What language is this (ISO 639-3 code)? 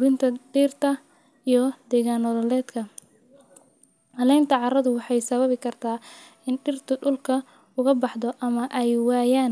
som